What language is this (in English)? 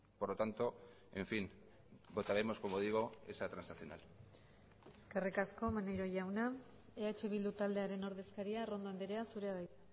Basque